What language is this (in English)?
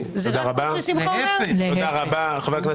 Hebrew